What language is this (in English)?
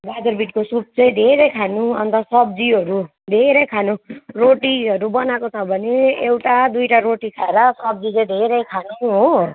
Nepali